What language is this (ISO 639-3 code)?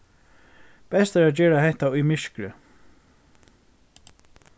fao